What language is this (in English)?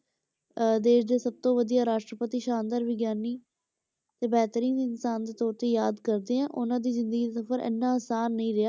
Punjabi